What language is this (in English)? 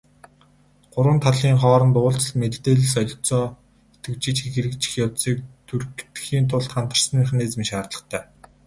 Mongolian